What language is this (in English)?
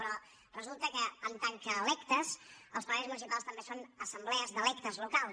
Catalan